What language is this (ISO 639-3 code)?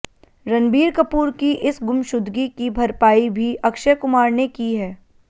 hin